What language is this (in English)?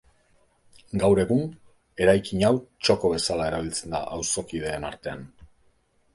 Basque